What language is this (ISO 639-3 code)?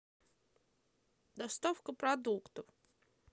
rus